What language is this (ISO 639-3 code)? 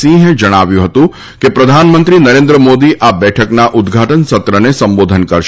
guj